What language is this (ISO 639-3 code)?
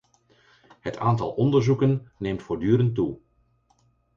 nld